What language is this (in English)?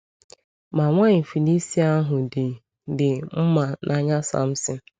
Igbo